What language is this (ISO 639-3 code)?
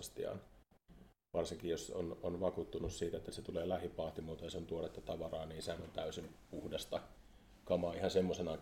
fin